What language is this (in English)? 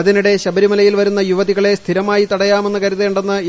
Malayalam